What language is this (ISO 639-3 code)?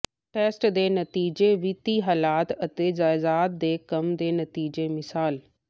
pan